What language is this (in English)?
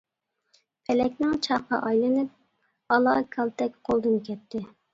Uyghur